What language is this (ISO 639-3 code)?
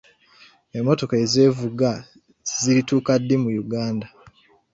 lug